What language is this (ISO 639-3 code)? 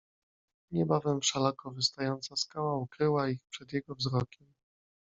pol